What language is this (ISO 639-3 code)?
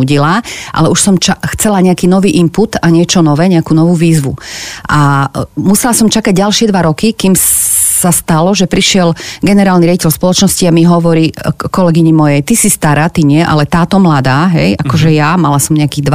slk